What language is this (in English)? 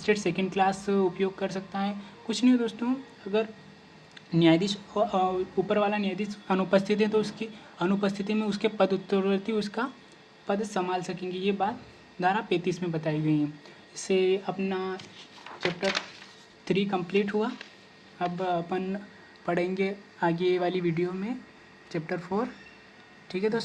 Hindi